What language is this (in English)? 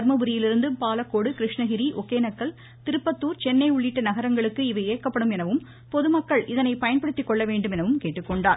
Tamil